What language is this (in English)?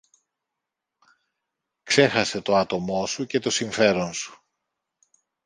Greek